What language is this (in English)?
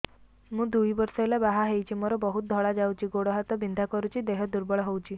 Odia